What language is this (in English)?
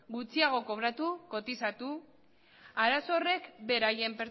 Basque